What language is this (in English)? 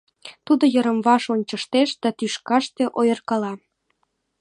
Mari